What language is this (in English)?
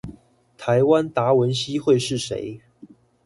Chinese